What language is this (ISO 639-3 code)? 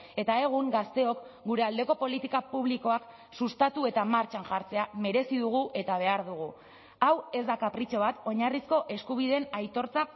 eus